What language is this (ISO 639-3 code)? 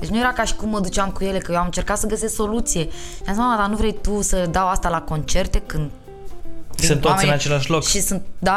ron